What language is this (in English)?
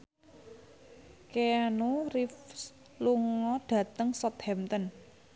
Javanese